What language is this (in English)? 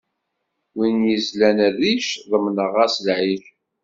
Kabyle